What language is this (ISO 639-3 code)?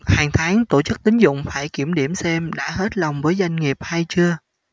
vie